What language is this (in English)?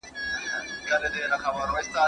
Pashto